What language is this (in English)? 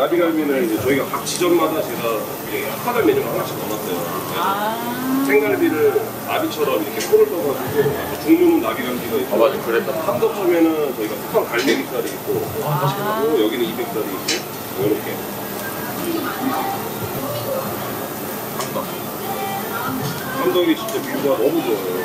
Korean